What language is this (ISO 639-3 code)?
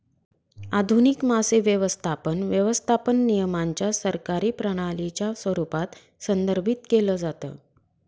mar